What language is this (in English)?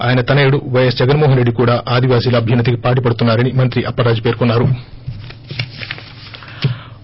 Telugu